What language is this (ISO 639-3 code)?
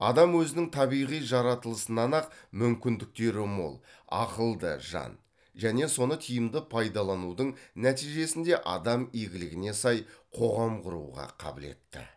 kaz